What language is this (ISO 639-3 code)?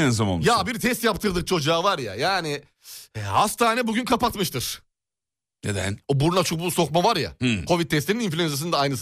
tur